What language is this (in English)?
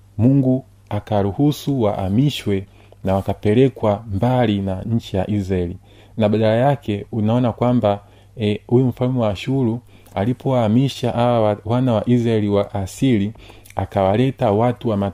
Swahili